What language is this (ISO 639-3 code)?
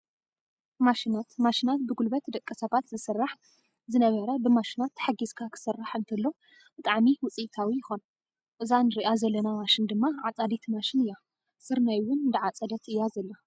tir